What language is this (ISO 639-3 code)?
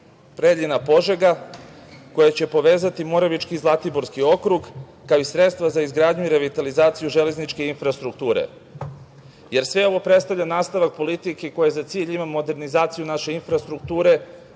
srp